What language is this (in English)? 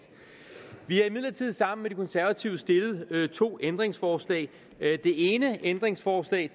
Danish